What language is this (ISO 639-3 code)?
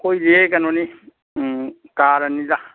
mni